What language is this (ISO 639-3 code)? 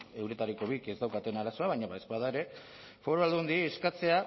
eus